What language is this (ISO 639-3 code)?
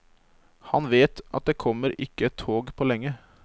nor